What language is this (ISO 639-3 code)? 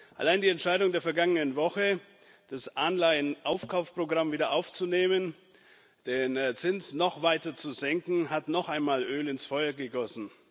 deu